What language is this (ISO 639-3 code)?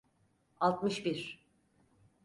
tur